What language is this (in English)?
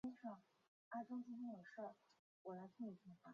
Chinese